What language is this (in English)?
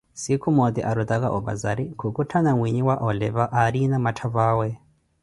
Koti